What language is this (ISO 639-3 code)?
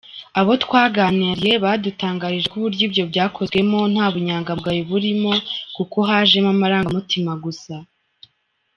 kin